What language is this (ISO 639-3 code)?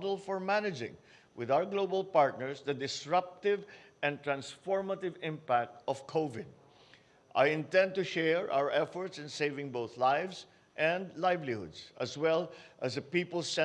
eng